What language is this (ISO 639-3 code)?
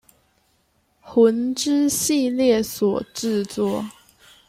zho